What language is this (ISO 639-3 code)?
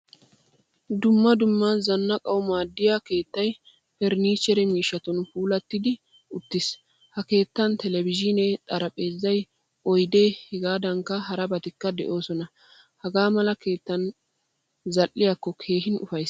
wal